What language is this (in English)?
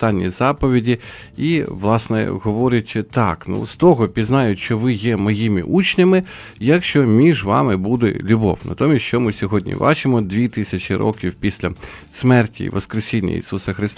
Ukrainian